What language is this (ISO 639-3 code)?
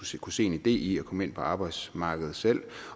dan